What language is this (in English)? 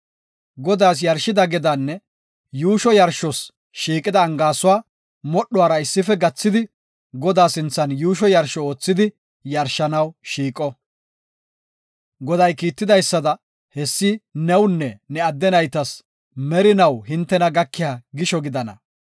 Gofa